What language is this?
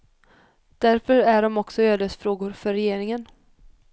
Swedish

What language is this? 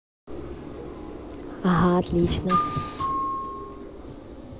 Russian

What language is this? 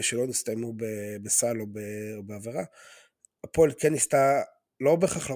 Hebrew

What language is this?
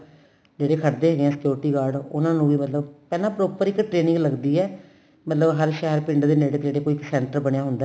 Punjabi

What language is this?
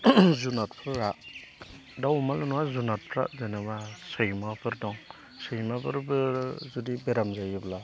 Bodo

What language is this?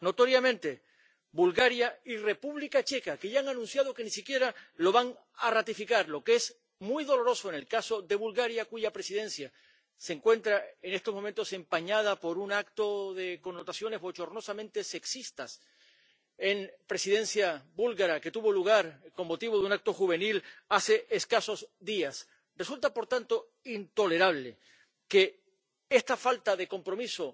Spanish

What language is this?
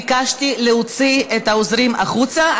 Hebrew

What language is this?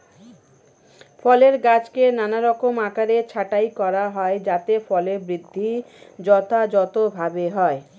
Bangla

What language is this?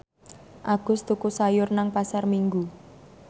Javanese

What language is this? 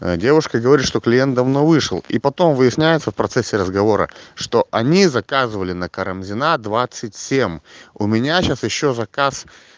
Russian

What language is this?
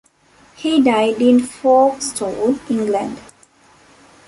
English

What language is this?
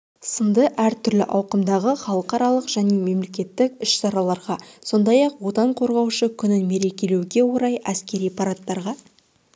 Kazakh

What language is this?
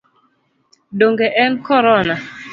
Luo (Kenya and Tanzania)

